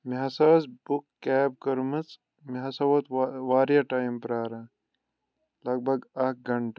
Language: Kashmiri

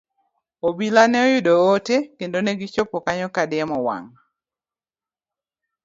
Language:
Luo (Kenya and Tanzania)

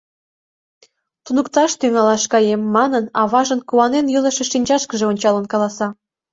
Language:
Mari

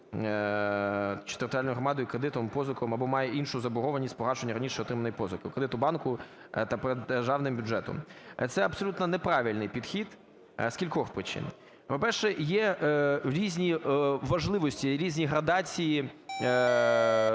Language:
Ukrainian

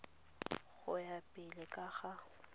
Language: Tswana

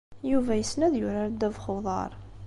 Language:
Kabyle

